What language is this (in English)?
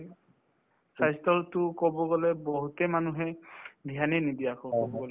Assamese